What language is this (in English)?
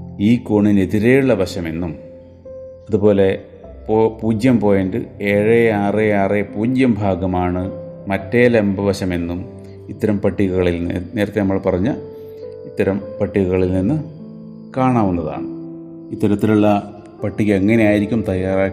Malayalam